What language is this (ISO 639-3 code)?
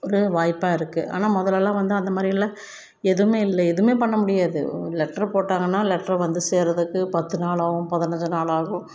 tam